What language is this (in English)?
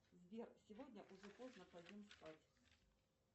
Russian